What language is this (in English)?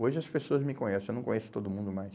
Portuguese